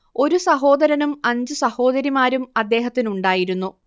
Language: Malayalam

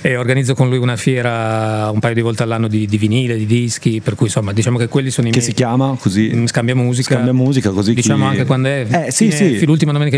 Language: Italian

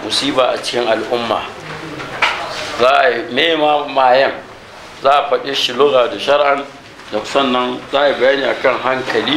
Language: Arabic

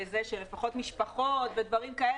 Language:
Hebrew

